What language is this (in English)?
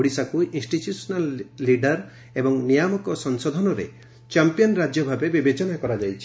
Odia